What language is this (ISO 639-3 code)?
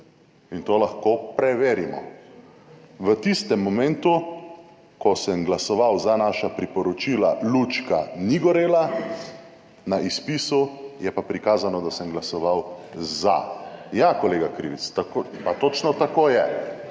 slv